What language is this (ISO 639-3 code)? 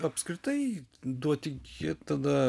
lit